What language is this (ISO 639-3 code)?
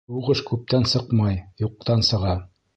bak